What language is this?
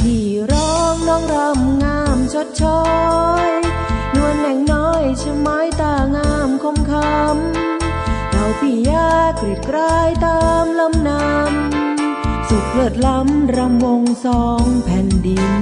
Thai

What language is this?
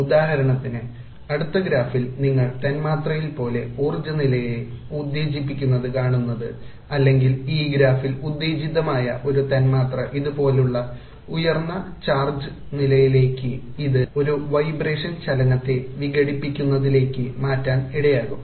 Malayalam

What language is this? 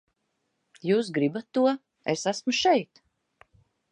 Latvian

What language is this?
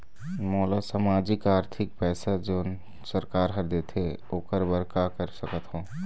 Chhattisgarhi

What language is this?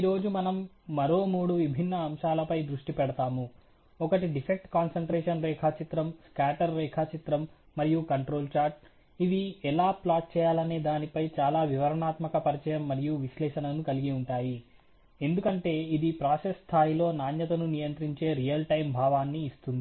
Telugu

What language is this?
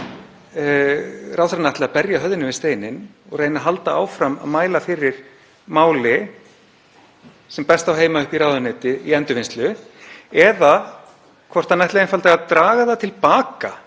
Icelandic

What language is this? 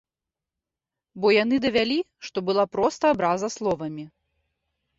Belarusian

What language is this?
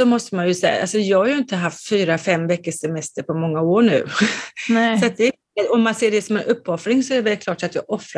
Swedish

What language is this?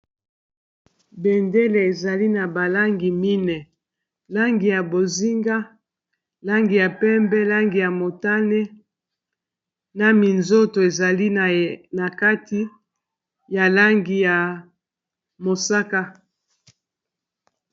Lingala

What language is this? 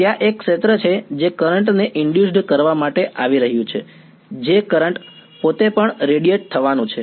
Gujarati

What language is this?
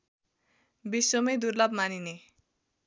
Nepali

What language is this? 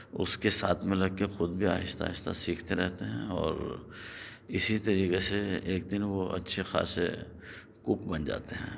Urdu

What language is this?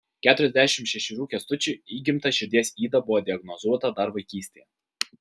Lithuanian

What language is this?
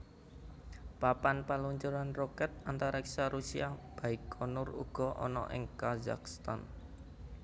Javanese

